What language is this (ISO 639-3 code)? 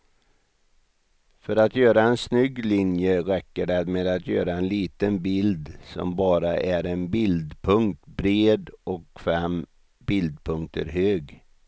swe